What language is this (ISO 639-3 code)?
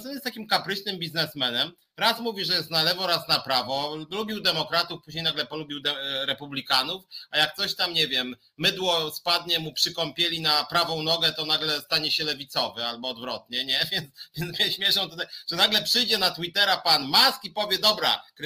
pol